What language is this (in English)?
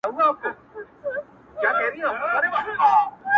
Pashto